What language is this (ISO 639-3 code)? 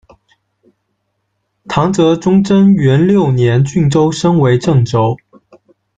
zho